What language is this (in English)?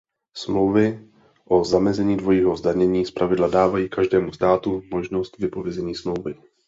Czech